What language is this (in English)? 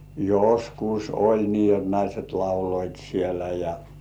Finnish